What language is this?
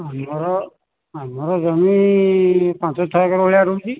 Odia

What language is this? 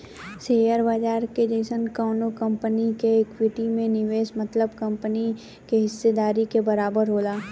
Bhojpuri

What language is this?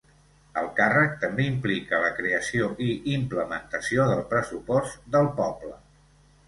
Catalan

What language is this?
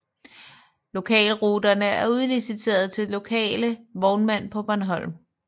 Danish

